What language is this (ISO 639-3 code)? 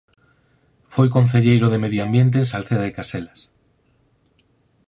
glg